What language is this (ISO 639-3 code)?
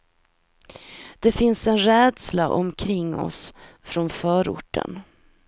swe